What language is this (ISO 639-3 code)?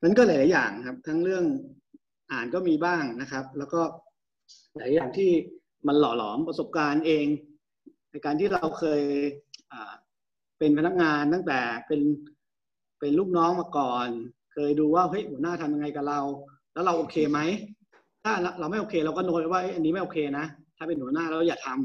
tha